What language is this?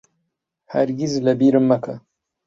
Central Kurdish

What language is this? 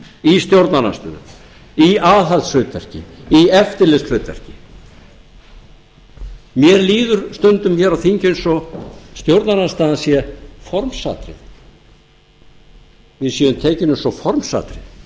Icelandic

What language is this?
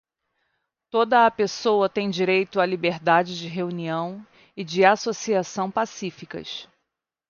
Portuguese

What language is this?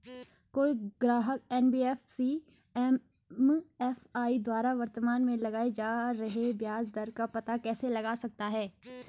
Hindi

